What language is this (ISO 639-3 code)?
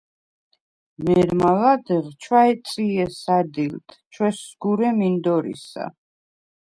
sva